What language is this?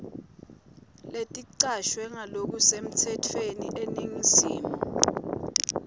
Swati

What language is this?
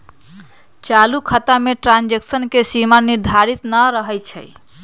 Magahi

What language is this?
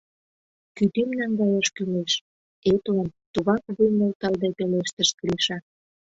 Mari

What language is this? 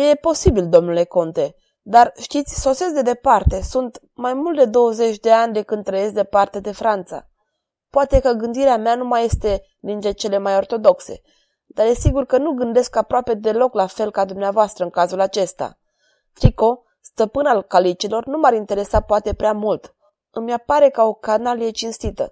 Romanian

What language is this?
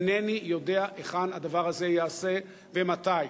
Hebrew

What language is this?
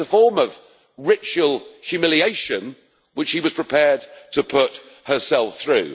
English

